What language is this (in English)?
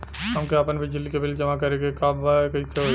Bhojpuri